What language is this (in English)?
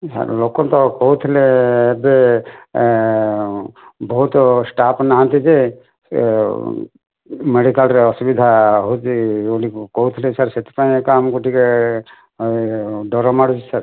Odia